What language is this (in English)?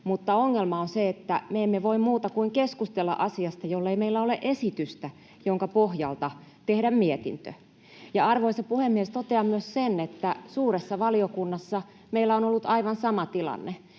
Finnish